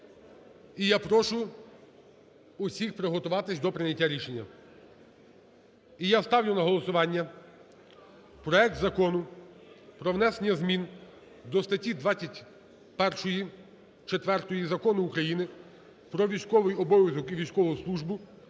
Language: Ukrainian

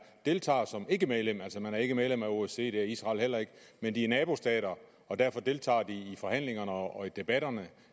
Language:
Danish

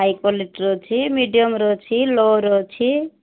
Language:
Odia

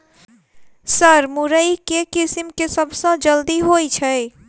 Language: Maithili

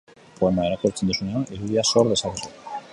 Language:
Basque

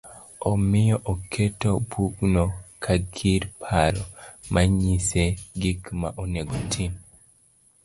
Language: Luo (Kenya and Tanzania)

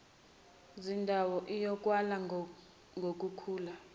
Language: Zulu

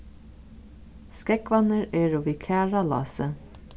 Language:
Faroese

